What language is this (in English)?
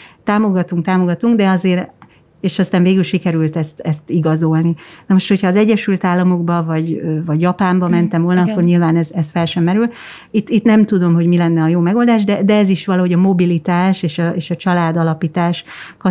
Hungarian